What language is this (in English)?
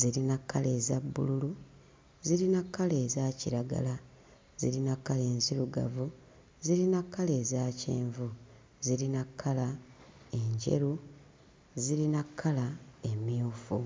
Ganda